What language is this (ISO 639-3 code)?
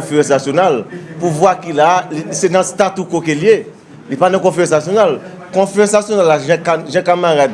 fra